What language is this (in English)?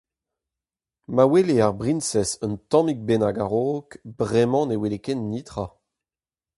Breton